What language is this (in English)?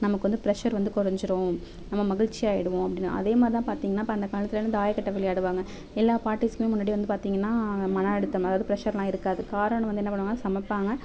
Tamil